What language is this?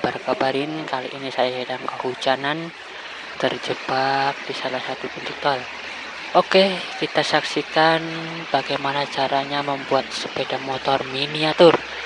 Indonesian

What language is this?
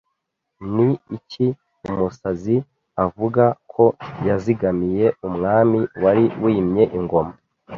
Kinyarwanda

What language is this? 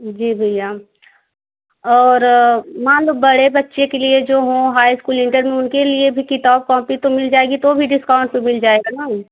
Hindi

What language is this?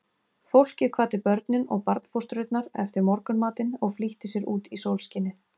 Icelandic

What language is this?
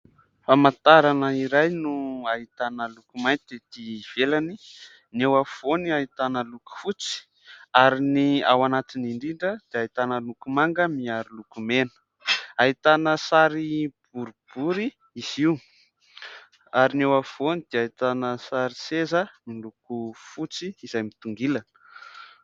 Malagasy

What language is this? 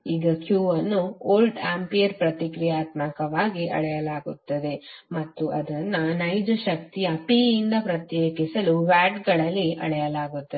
Kannada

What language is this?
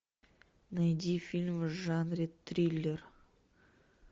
Russian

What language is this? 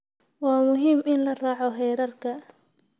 Somali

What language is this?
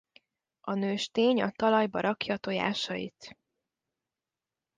Hungarian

